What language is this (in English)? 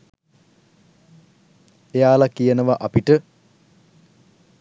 Sinhala